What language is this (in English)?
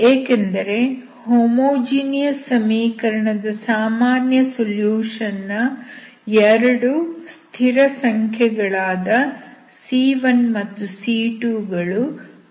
Kannada